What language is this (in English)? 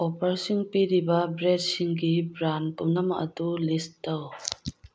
Manipuri